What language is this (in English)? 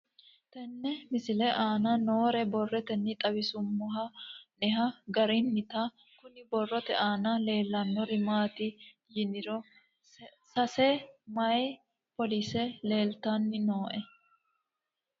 Sidamo